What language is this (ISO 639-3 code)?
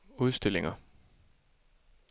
dan